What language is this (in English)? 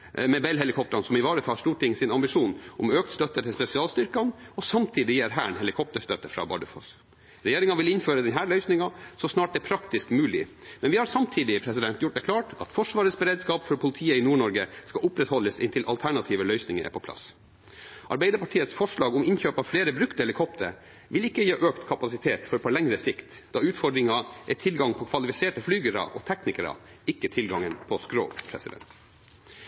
Norwegian Bokmål